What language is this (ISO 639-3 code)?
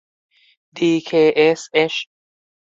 tha